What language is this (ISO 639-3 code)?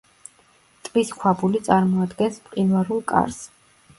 kat